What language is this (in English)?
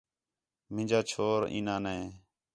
Khetrani